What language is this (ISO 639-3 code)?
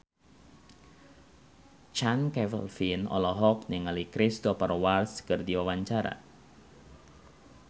sun